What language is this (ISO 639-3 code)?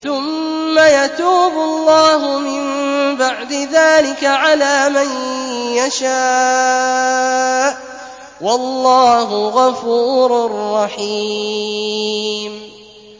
ara